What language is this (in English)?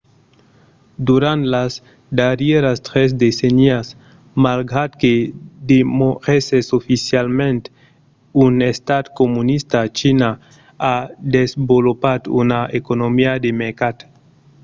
Occitan